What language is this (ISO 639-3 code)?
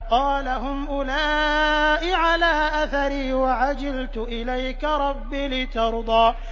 ara